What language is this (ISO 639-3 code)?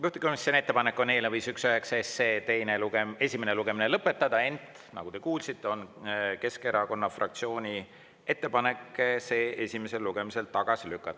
est